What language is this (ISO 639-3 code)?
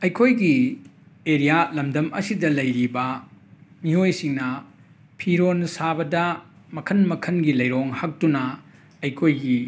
mni